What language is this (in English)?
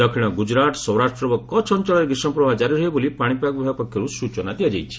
Odia